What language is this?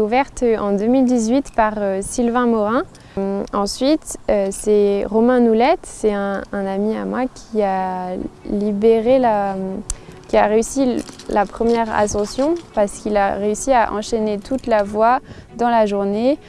French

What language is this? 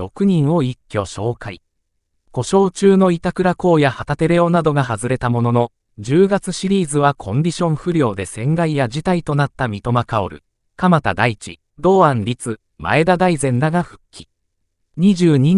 Japanese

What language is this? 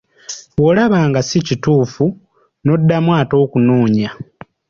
Ganda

